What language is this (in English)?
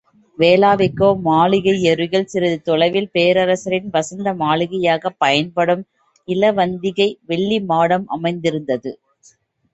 Tamil